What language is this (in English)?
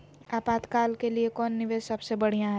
Magahi